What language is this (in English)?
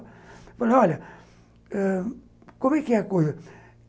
Portuguese